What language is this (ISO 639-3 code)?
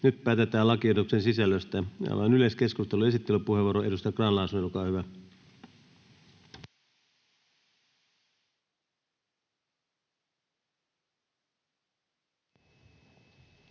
fin